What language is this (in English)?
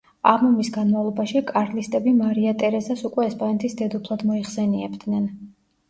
Georgian